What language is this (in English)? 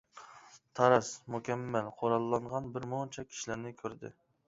Uyghur